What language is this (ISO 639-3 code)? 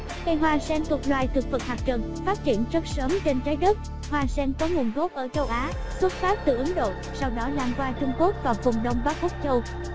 vie